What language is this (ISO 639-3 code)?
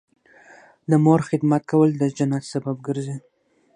pus